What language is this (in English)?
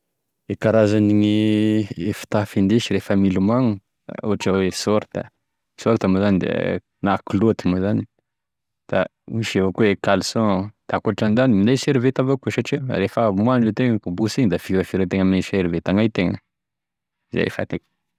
Tesaka Malagasy